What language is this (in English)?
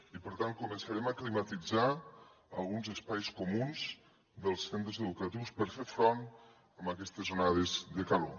Catalan